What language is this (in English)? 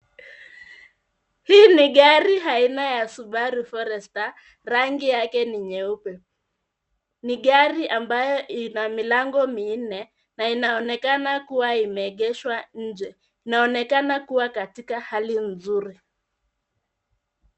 Swahili